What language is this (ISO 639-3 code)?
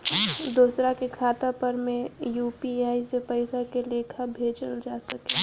bho